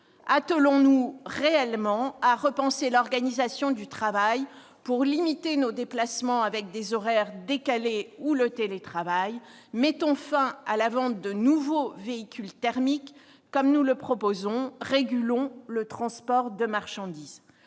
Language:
French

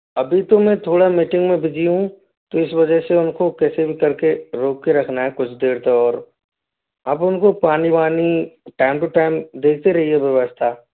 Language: Hindi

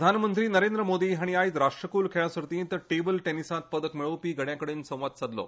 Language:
Konkani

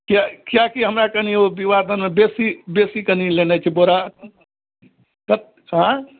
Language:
Maithili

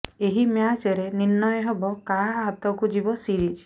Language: Odia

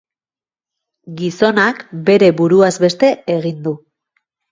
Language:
Basque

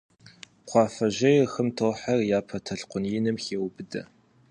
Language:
Kabardian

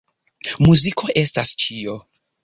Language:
Esperanto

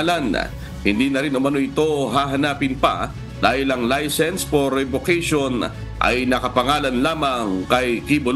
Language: Filipino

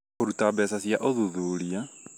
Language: Kikuyu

